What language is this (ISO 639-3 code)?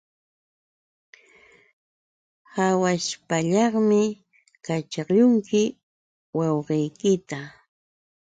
qux